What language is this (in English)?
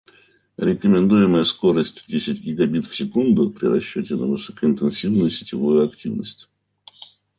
Russian